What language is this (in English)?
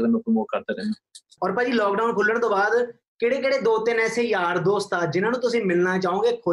Punjabi